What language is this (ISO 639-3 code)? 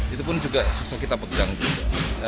ind